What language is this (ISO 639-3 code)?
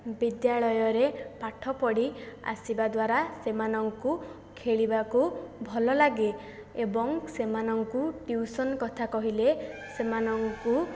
ori